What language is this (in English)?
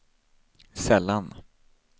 Swedish